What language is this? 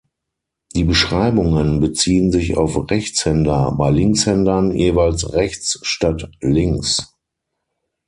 German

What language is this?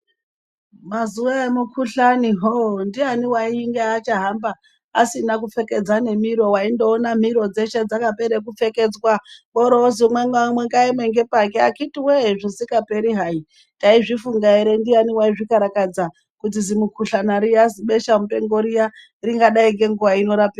Ndau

